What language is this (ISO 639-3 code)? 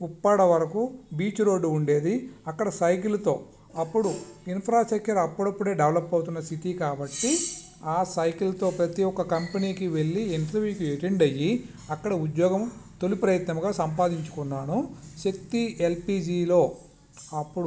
tel